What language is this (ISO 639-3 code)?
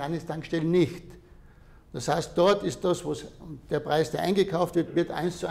deu